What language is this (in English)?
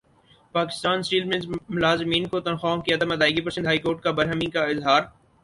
Urdu